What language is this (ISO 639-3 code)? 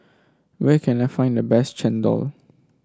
eng